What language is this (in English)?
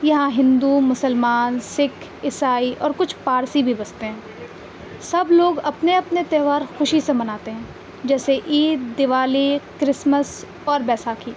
Urdu